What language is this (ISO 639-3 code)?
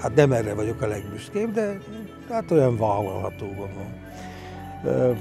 hun